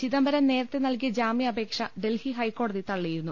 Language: Malayalam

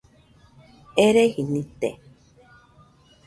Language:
Nüpode Huitoto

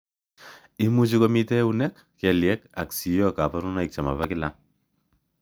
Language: Kalenjin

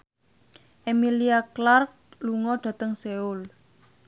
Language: Javanese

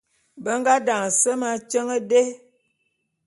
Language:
Bulu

